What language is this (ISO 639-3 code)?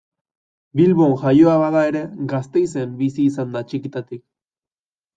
eus